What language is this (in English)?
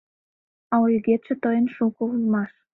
Mari